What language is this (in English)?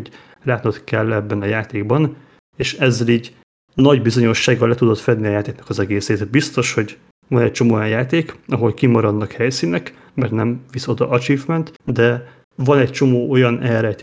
Hungarian